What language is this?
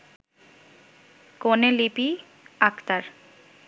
Bangla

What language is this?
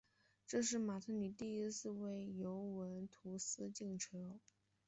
Chinese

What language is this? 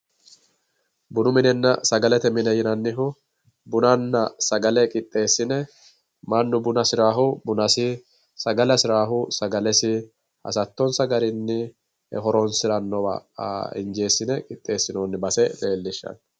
Sidamo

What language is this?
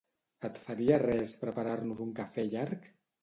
Catalan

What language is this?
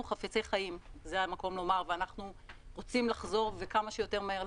Hebrew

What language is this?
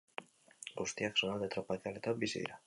Basque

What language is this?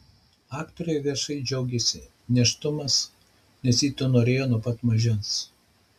Lithuanian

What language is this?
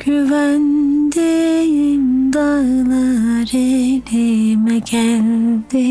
Turkish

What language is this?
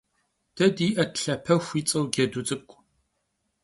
Kabardian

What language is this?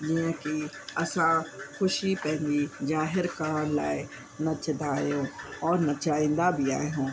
Sindhi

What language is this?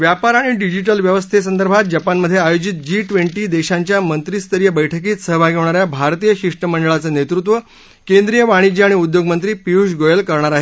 Marathi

